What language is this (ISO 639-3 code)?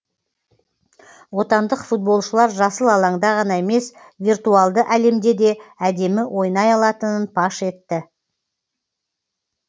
kaz